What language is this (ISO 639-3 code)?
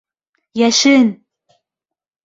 bak